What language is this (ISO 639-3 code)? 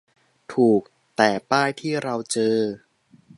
tha